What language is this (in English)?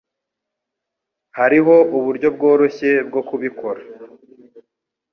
Kinyarwanda